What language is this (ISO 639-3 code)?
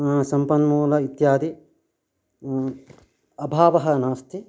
san